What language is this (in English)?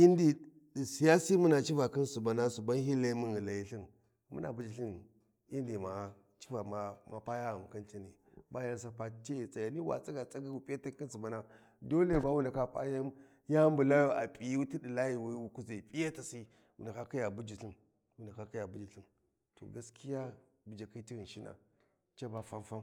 Warji